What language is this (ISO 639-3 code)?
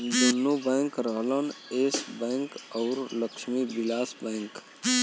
bho